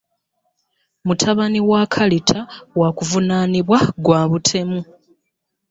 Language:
Ganda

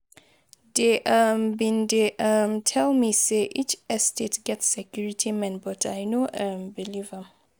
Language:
Nigerian Pidgin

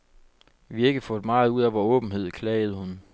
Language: Danish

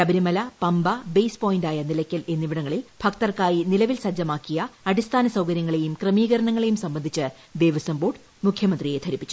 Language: Malayalam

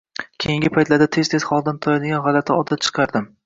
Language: Uzbek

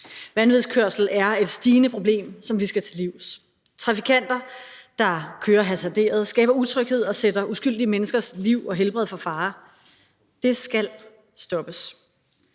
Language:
Danish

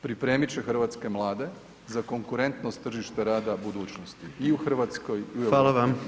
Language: Croatian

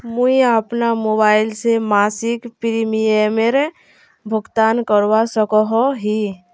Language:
Magahi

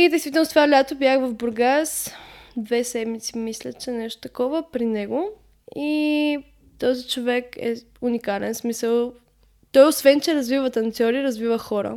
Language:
Bulgarian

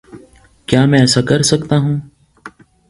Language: Urdu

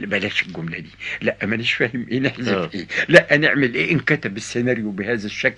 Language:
Arabic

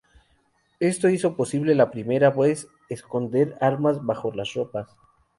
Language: Spanish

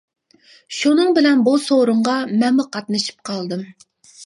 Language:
Uyghur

